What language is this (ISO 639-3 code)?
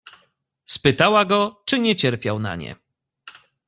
pol